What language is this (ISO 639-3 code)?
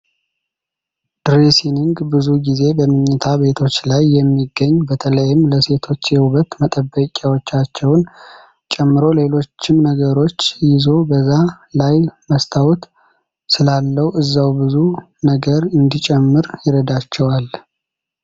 amh